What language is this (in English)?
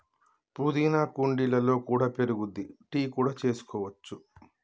Telugu